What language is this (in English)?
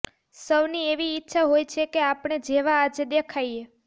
Gujarati